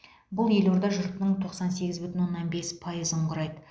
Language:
Kazakh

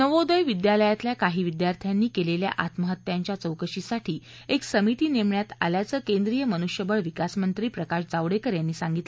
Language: Marathi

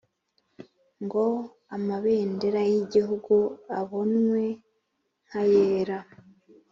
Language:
Kinyarwanda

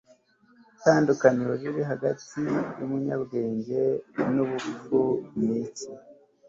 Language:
Kinyarwanda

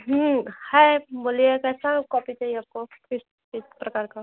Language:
Hindi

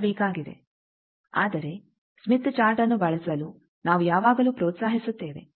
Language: Kannada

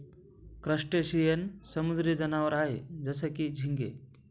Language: Marathi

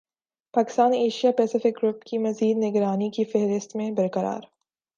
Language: Urdu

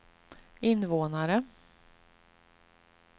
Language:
Swedish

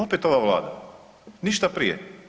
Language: Croatian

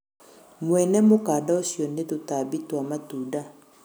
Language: Kikuyu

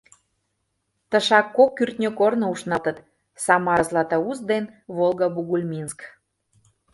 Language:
Mari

